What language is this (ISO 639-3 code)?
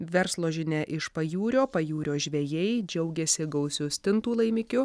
lit